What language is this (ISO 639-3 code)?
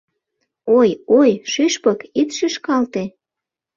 chm